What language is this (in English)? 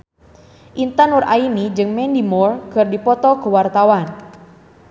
Sundanese